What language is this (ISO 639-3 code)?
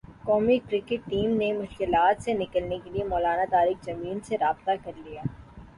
urd